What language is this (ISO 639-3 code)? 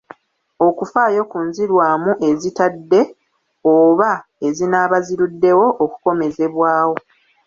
lug